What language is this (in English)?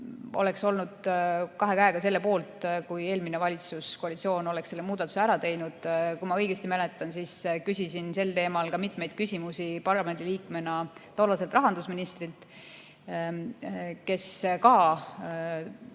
Estonian